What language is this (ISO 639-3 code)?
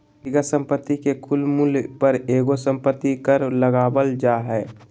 mag